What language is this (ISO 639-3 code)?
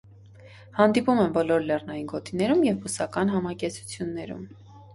hye